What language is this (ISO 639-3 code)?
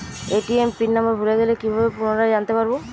ben